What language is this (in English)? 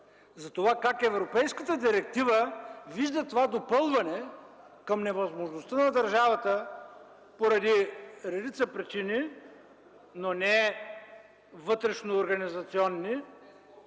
Bulgarian